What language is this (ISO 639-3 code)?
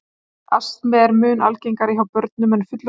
isl